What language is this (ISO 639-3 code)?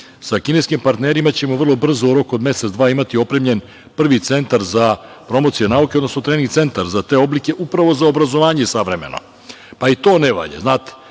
srp